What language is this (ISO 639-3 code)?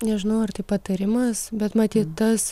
lit